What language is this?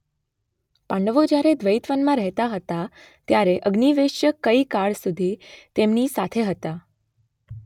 Gujarati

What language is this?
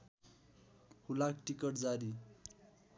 Nepali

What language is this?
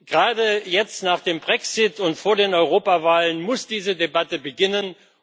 German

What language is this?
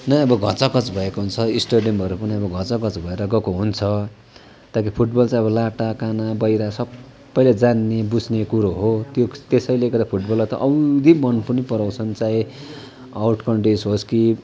Nepali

